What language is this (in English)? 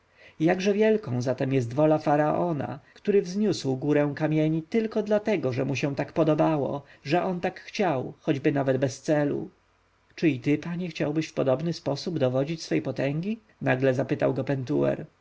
Polish